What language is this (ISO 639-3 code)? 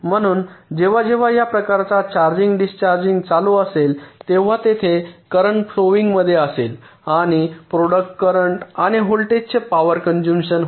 mar